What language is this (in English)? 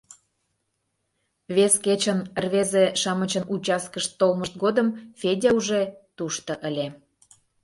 Mari